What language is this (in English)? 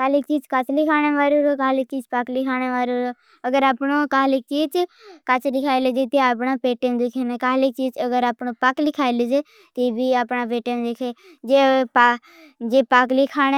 Bhili